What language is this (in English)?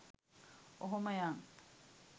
Sinhala